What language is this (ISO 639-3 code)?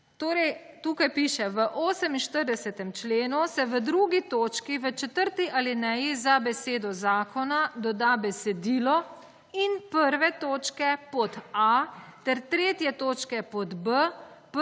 slv